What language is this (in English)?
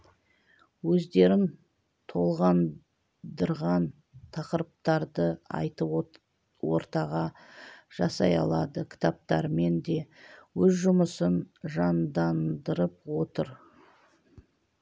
Kazakh